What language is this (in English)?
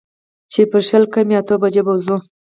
Pashto